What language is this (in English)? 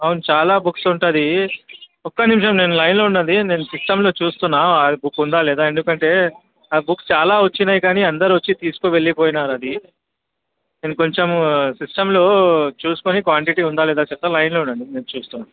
Telugu